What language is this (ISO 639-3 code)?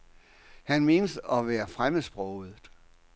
dan